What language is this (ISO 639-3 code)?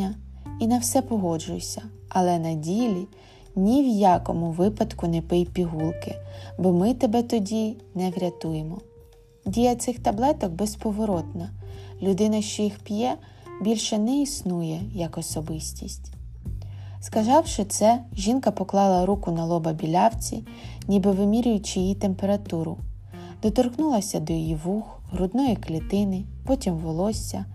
ukr